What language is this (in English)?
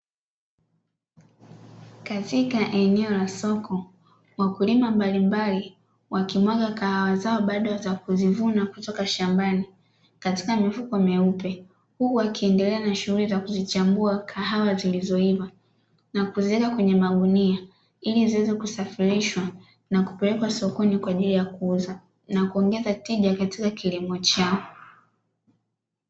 Swahili